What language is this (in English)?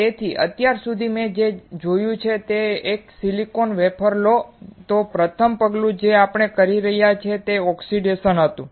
Gujarati